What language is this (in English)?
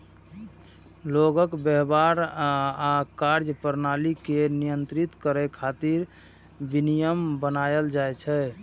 Maithili